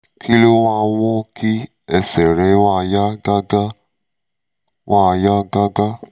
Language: Yoruba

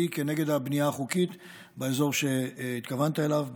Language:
Hebrew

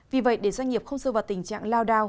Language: Vietnamese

